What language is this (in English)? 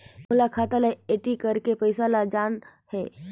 Chhattisgarhi